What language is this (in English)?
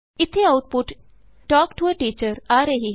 Punjabi